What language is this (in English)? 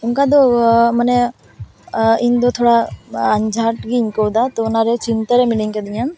Santali